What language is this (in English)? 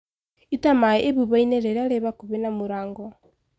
Kikuyu